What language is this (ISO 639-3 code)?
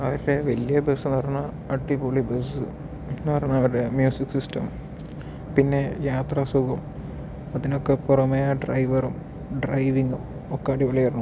mal